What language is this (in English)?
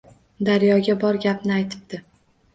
Uzbek